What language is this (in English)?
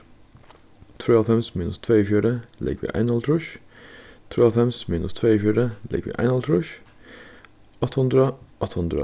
Faroese